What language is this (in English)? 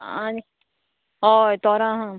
Konkani